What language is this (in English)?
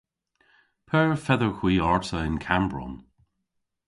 Cornish